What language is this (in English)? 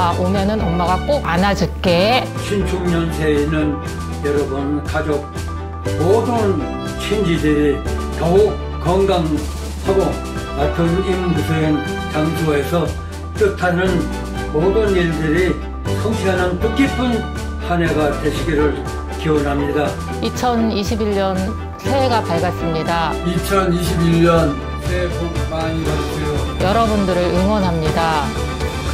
Korean